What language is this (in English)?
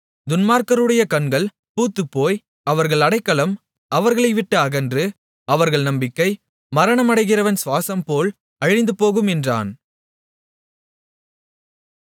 Tamil